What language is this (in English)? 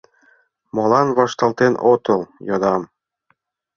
Mari